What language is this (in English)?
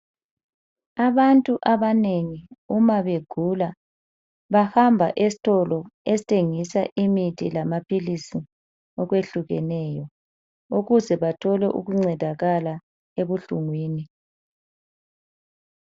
North Ndebele